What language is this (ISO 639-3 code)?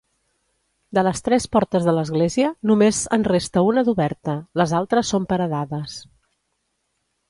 cat